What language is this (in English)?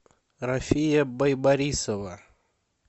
Russian